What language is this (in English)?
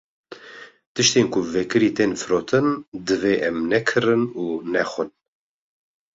Kurdish